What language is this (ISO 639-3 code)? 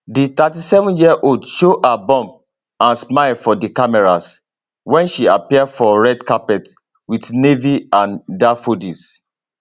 pcm